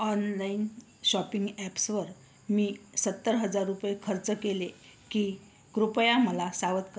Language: Marathi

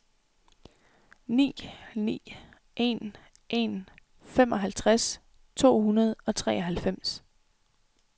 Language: Danish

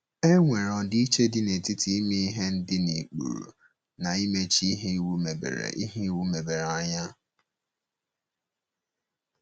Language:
Igbo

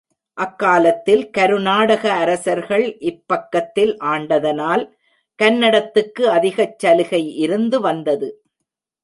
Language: Tamil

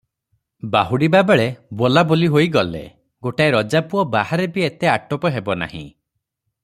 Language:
Odia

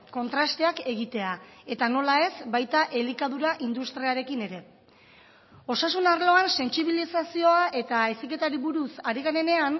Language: Basque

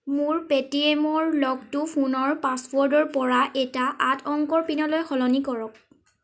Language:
Assamese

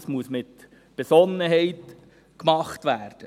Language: Swiss German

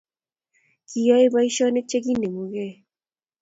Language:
Kalenjin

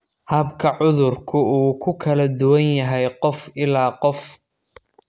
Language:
Somali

